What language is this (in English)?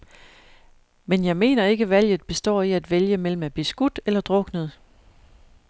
Danish